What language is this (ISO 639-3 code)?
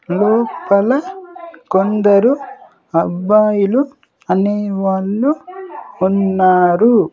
tel